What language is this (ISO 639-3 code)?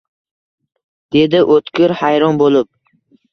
uzb